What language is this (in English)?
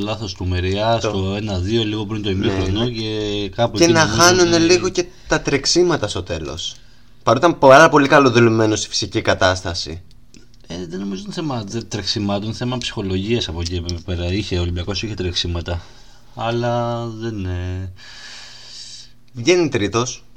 Greek